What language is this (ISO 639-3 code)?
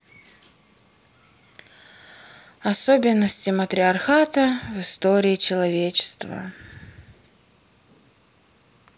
rus